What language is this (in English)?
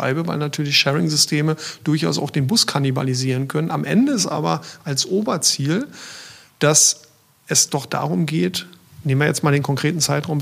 German